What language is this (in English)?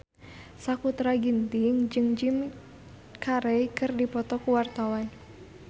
Sundanese